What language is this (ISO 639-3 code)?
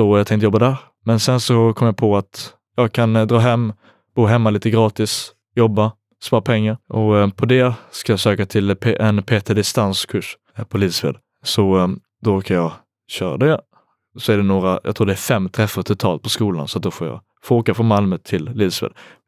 swe